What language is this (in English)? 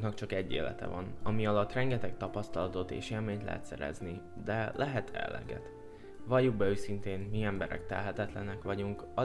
Hungarian